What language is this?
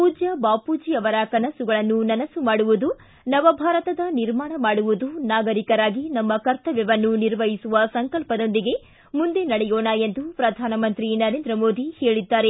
Kannada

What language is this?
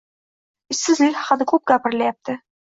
Uzbek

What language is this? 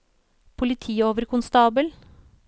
Norwegian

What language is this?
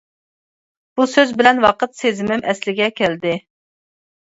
Uyghur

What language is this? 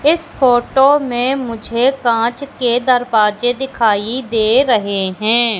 Hindi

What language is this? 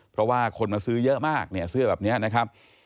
Thai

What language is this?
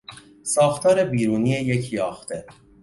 Persian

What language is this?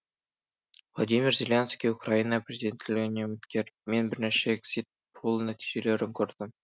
Kazakh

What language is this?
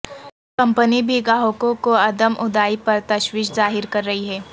Urdu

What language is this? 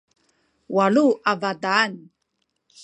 Sakizaya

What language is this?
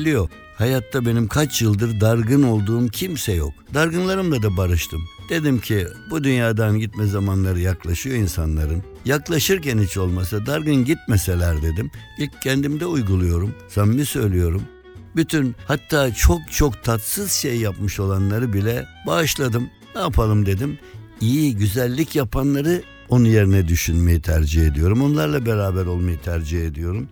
Turkish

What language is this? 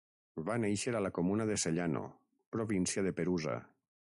Catalan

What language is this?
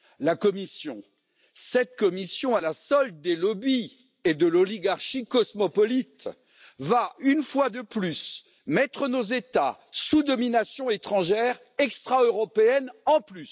French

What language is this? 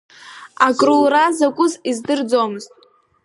Abkhazian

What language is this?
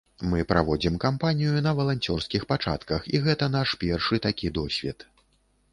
Belarusian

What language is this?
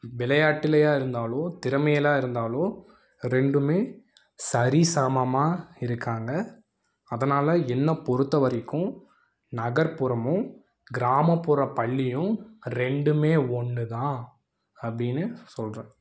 Tamil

